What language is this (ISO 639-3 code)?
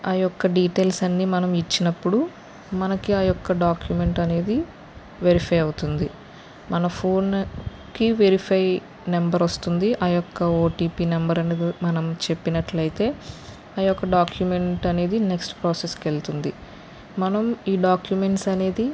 tel